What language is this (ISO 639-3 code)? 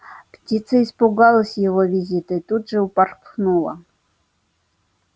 rus